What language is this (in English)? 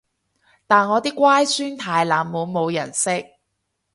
Cantonese